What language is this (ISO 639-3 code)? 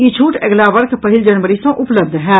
mai